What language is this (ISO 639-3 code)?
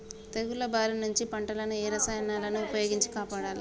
tel